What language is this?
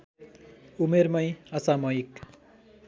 Nepali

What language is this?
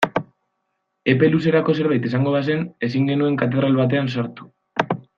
Basque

